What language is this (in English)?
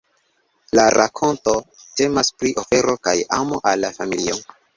Esperanto